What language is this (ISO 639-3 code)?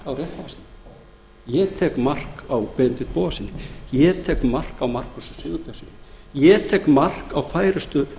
isl